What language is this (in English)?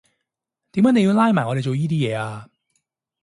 Cantonese